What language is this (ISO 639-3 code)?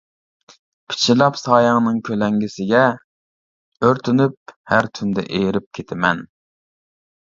uig